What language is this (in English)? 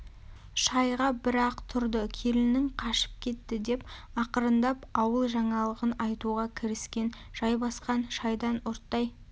Kazakh